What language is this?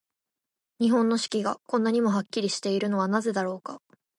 Japanese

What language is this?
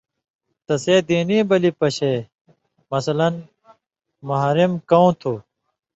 Indus Kohistani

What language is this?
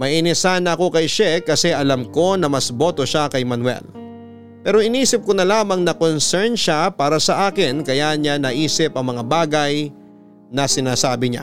Filipino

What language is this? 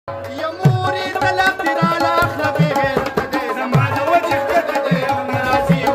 Arabic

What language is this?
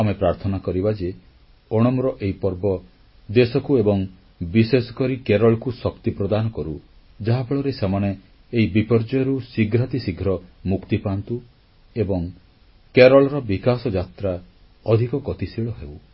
Odia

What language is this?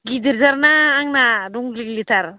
Bodo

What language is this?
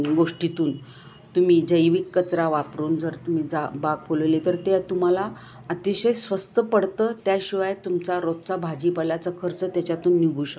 Marathi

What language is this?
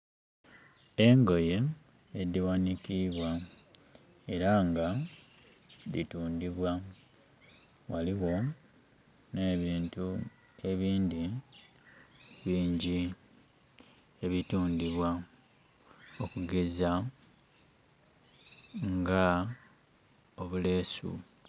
Soga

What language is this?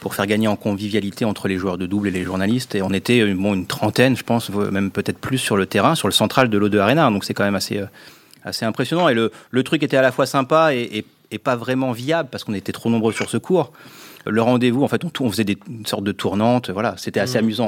French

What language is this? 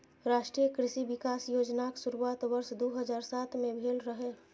Maithili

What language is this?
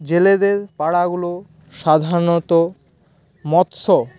Bangla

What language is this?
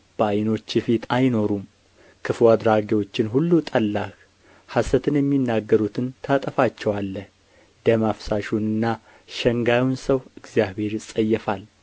Amharic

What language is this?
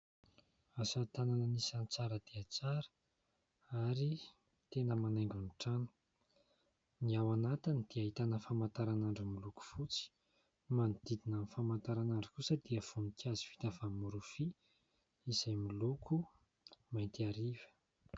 Malagasy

